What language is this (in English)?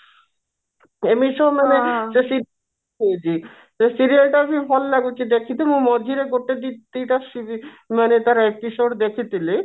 Odia